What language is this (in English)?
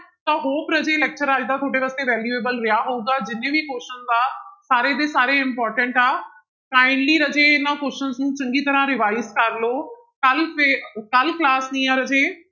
Punjabi